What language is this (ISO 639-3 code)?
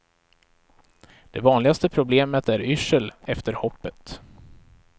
swe